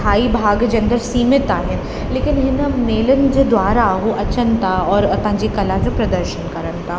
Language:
Sindhi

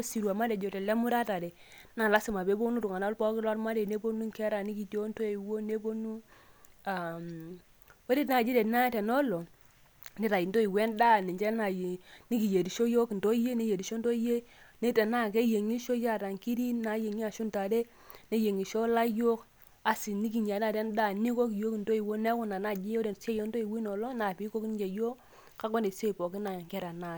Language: Masai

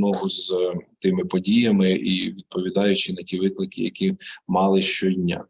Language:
Ukrainian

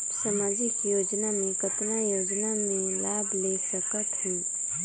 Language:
Chhattisgarhi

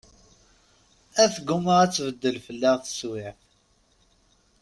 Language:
Kabyle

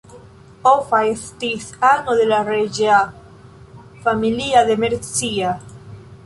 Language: Esperanto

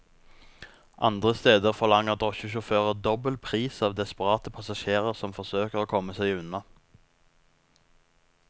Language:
Norwegian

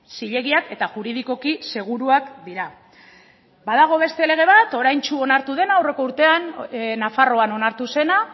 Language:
Basque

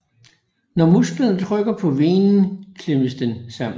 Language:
Danish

